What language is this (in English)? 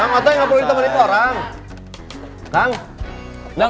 Indonesian